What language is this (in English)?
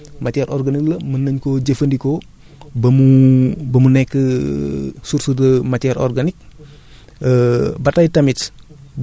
Wolof